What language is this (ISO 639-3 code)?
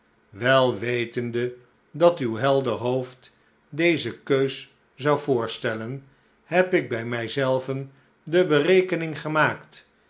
nld